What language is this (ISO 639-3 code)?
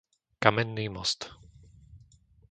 slk